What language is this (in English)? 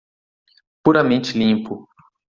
Portuguese